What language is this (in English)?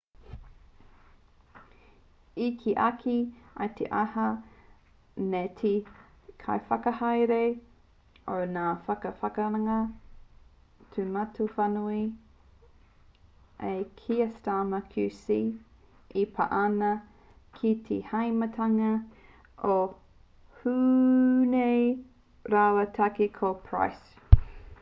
Māori